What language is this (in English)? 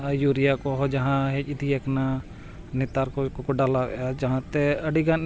Santali